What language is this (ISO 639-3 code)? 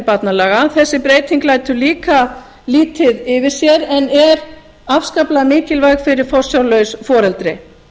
isl